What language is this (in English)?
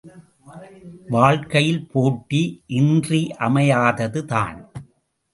Tamil